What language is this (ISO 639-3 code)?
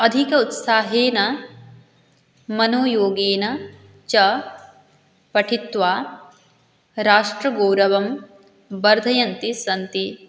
san